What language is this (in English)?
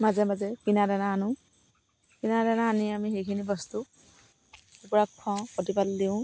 Assamese